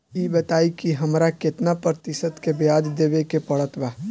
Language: Bhojpuri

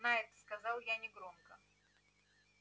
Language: Russian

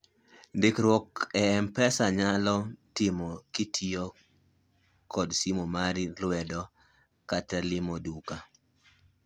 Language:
Luo (Kenya and Tanzania)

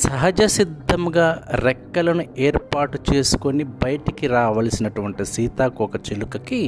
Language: Telugu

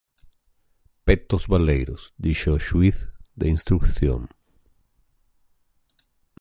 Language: Galician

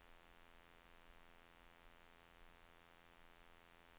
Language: Swedish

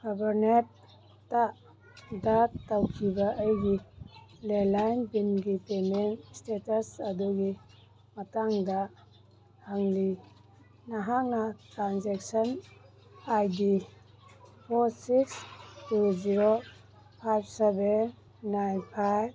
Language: Manipuri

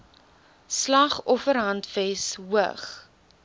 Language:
Afrikaans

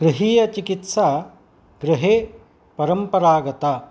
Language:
Sanskrit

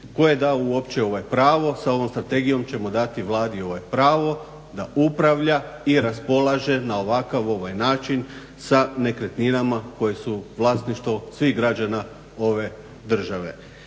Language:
Croatian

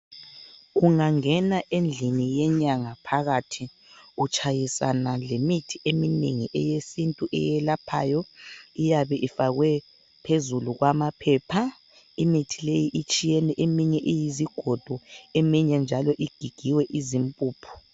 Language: North Ndebele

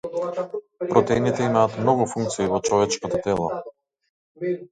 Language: Macedonian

